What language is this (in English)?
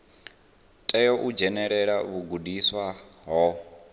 Venda